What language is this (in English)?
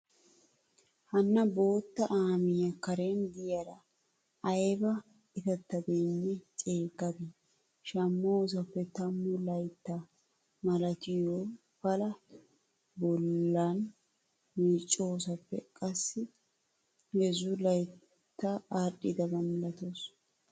Wolaytta